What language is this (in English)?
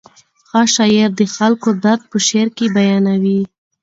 Pashto